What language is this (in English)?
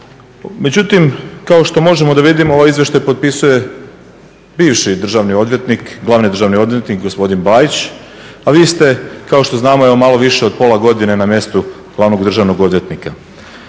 Croatian